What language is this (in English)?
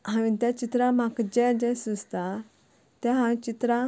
Konkani